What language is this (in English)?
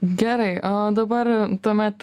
Lithuanian